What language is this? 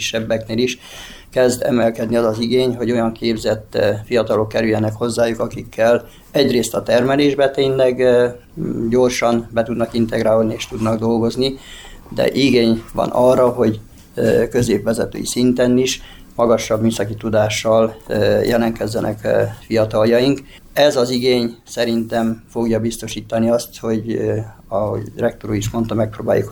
Hungarian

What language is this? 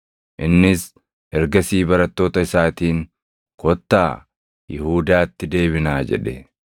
Oromo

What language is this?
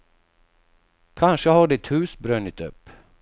Swedish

